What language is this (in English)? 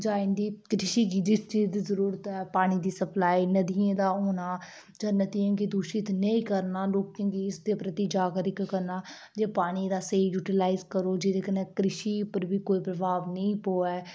Dogri